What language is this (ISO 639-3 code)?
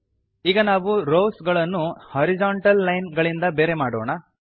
kan